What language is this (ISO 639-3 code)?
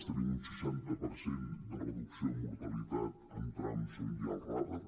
cat